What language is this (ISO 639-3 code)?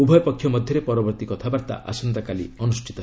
ori